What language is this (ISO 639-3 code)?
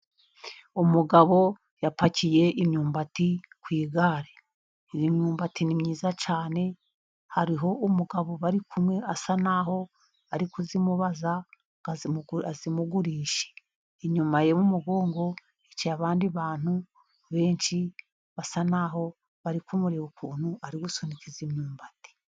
kin